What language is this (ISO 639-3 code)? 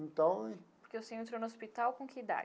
por